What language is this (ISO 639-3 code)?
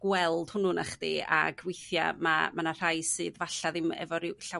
cym